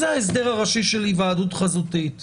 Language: Hebrew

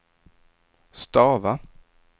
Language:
Swedish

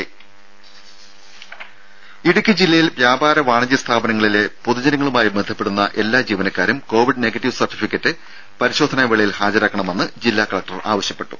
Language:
Malayalam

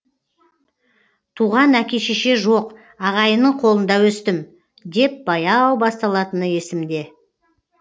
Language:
Kazakh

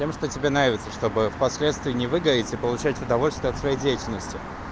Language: Russian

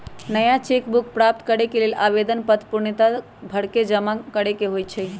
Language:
Magahi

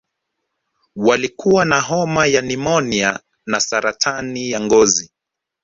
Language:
Swahili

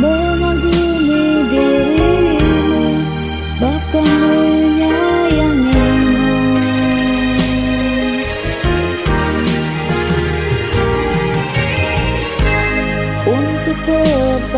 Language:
Vietnamese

